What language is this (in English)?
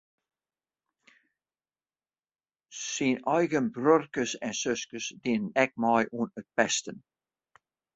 Western Frisian